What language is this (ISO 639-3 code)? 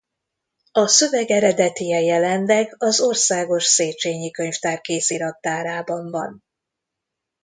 hun